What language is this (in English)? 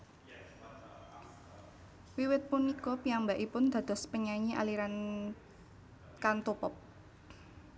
Javanese